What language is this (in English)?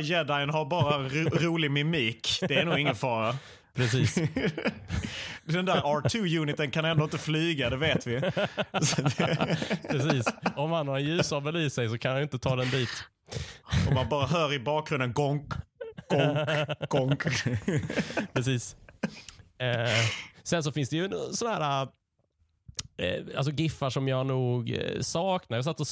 Swedish